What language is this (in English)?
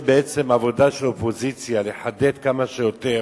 Hebrew